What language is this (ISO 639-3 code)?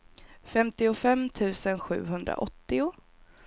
swe